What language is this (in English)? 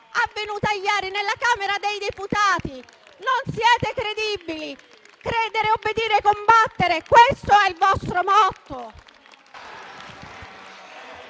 Italian